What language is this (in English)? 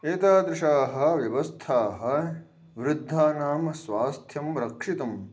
Sanskrit